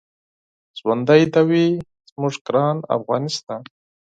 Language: Pashto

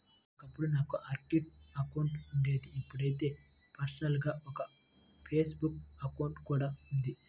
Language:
Telugu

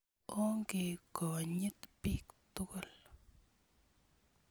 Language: Kalenjin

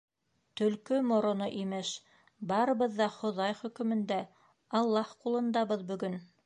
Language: Bashkir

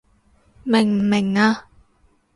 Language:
Cantonese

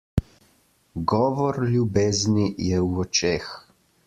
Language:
Slovenian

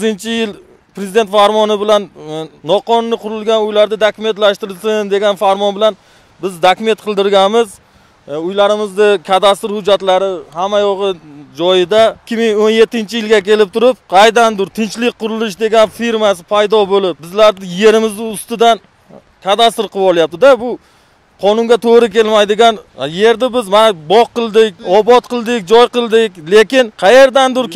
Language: Turkish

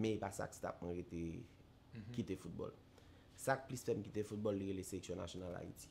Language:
French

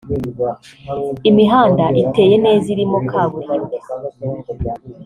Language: Kinyarwanda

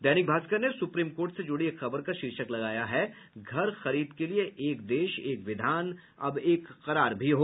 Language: Hindi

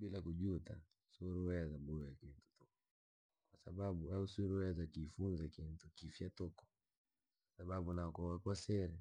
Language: Langi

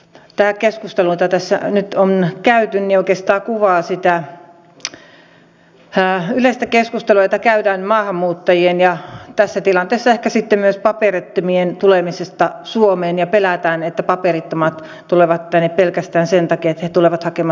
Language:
Finnish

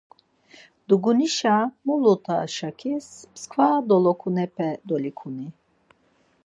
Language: Laz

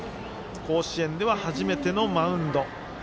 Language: Japanese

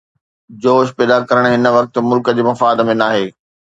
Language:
Sindhi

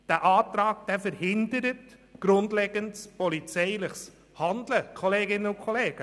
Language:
Swiss German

